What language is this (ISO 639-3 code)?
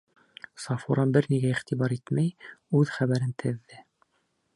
bak